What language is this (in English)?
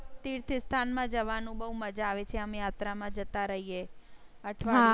Gujarati